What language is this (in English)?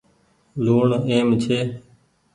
Goaria